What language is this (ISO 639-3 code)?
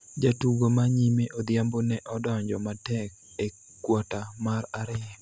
luo